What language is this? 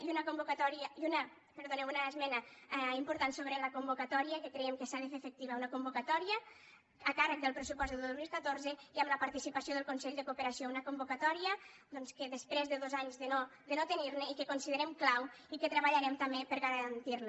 Catalan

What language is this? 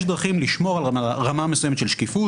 Hebrew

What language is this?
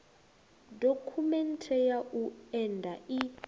Venda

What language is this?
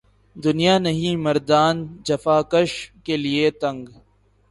Urdu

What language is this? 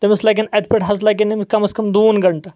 Kashmiri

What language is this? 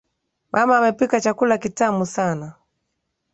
Swahili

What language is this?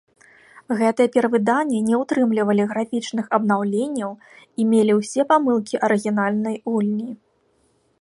Belarusian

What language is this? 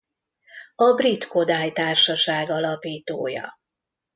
Hungarian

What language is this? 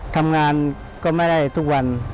Thai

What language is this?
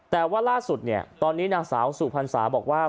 Thai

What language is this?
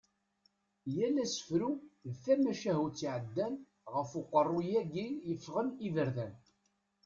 Kabyle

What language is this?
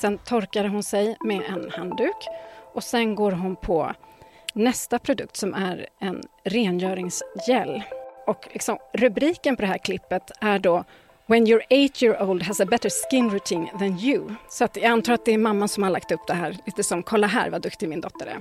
Swedish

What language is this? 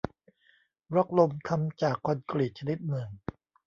Thai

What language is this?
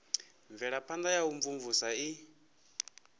Venda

